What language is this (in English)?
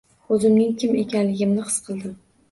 Uzbek